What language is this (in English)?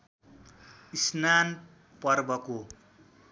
Nepali